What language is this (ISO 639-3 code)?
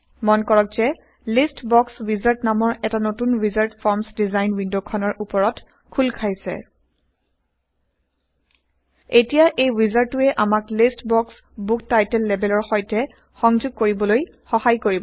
asm